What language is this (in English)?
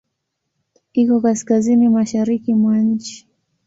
Swahili